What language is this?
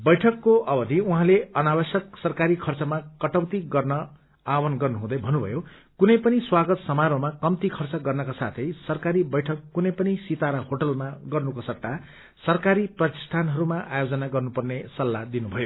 Nepali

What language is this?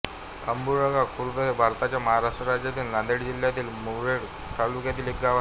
Marathi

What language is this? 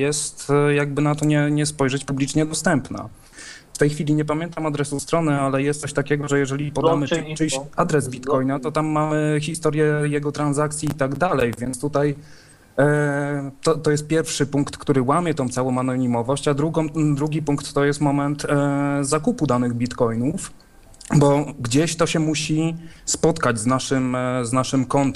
Polish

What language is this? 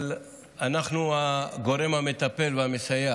Hebrew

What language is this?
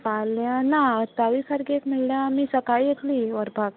Konkani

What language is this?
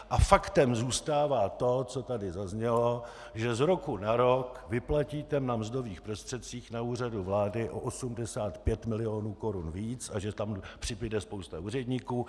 Czech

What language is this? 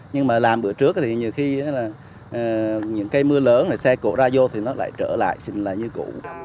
Vietnamese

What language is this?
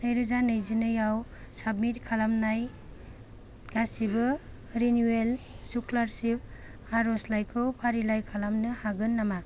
Bodo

